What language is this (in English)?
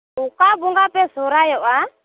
Santali